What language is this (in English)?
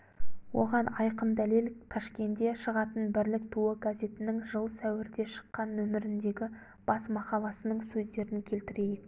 Kazakh